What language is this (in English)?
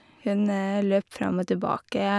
Norwegian